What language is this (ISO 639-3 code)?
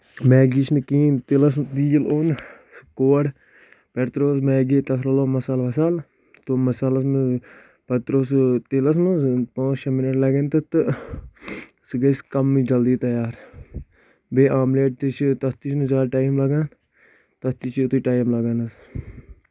kas